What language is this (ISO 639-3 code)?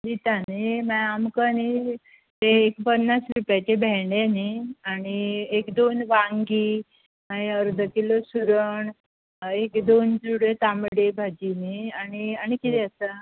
kok